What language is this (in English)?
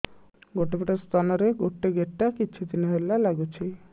Odia